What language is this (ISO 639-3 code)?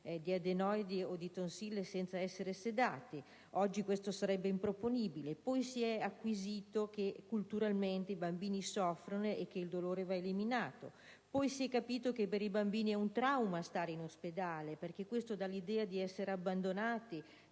ita